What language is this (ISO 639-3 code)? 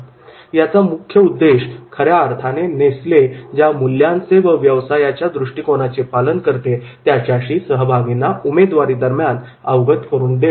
mar